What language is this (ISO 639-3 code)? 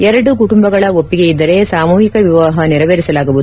kan